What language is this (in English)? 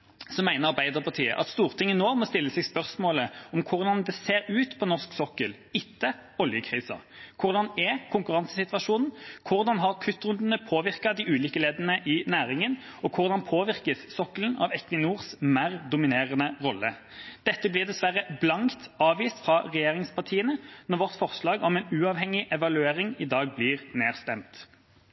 Norwegian Bokmål